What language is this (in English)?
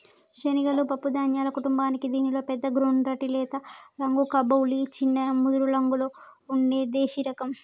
Telugu